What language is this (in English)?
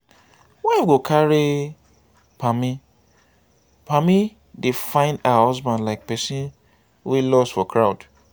Nigerian Pidgin